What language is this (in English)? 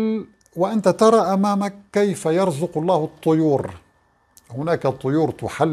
Arabic